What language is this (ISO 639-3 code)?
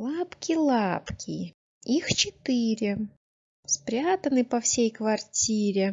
rus